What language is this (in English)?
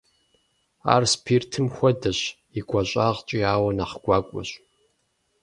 Kabardian